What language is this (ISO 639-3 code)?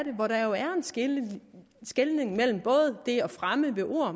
dan